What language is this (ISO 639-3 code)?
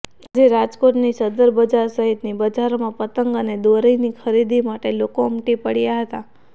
guj